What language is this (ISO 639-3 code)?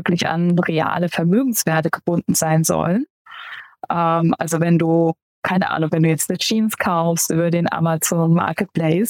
deu